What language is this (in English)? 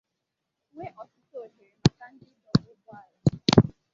Igbo